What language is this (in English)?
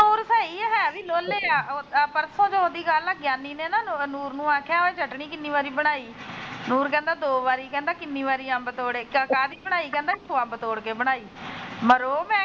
Punjabi